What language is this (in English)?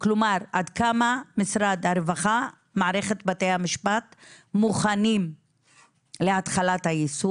Hebrew